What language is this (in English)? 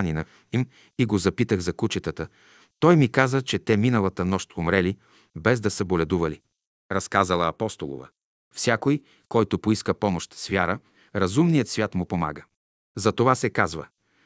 Bulgarian